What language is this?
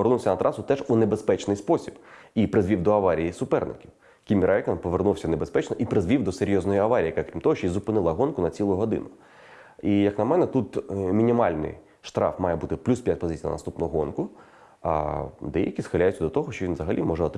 Ukrainian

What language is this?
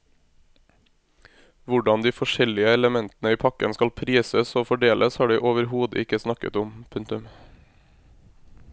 Norwegian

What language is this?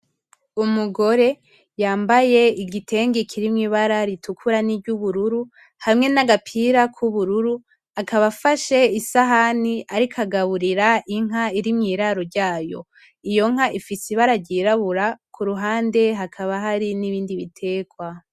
Rundi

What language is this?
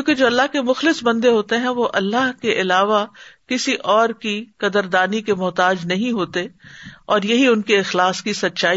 Urdu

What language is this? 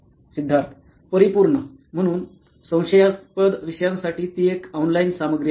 Marathi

